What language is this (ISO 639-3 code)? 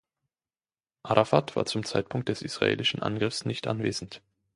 deu